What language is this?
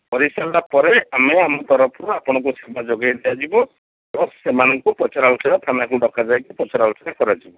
Odia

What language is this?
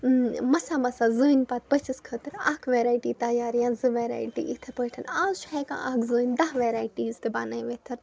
Kashmiri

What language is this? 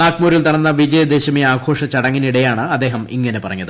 Malayalam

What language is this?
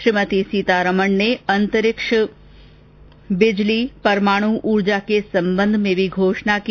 Hindi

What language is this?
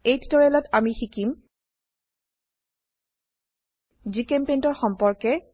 Assamese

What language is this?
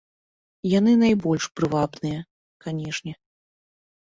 Belarusian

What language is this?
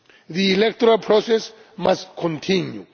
English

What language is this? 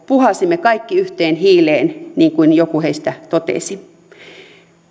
Finnish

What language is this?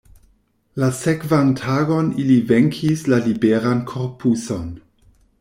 Esperanto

